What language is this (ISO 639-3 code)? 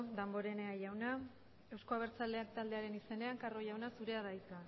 eus